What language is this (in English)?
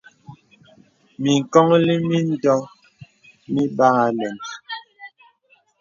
Bebele